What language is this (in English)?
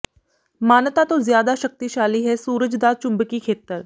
Punjabi